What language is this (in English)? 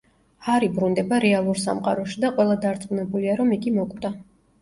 Georgian